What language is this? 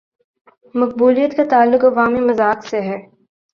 Urdu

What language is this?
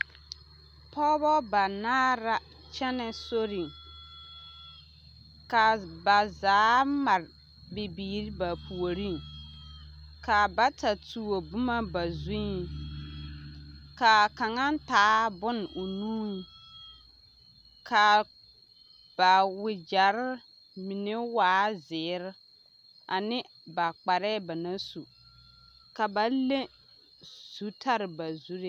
Southern Dagaare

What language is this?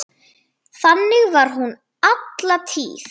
Icelandic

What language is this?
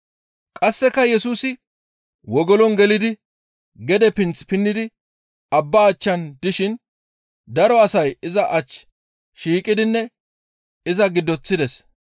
Gamo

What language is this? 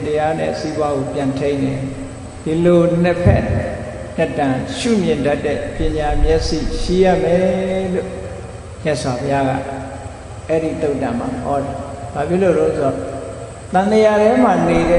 Vietnamese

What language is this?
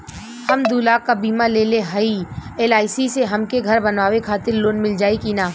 Bhojpuri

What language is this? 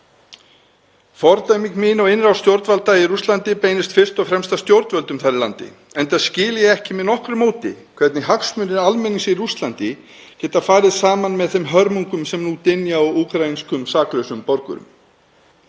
Icelandic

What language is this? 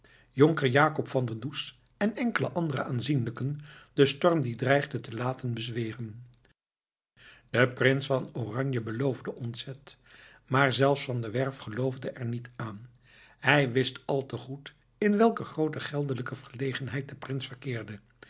Dutch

